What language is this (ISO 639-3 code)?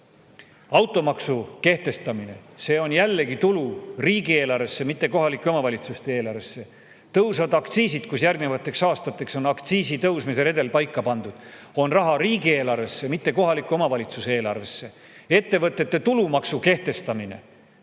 est